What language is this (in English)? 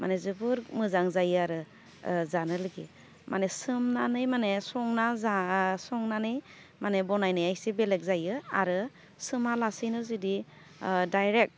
Bodo